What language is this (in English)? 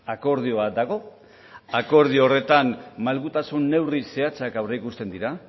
Basque